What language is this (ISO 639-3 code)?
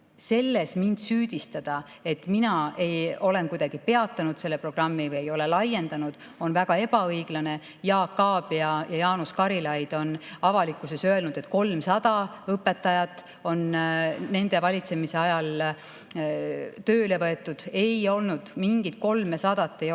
est